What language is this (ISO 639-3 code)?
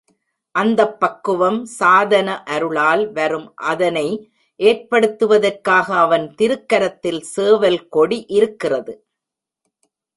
tam